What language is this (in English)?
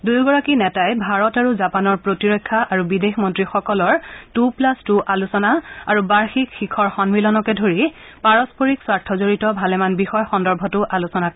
Assamese